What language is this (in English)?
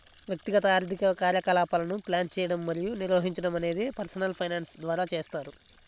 Telugu